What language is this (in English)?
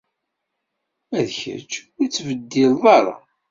Kabyle